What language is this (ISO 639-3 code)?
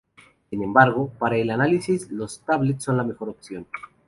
spa